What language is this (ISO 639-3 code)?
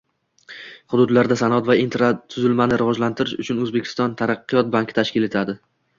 uzb